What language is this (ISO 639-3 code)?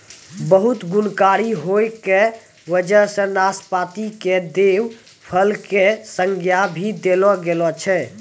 mai